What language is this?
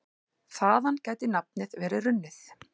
Icelandic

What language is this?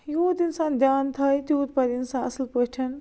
Kashmiri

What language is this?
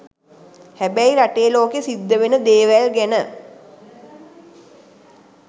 Sinhala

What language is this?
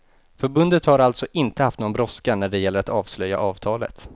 Swedish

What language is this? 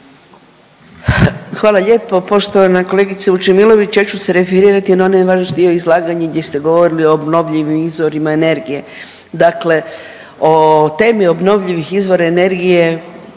Croatian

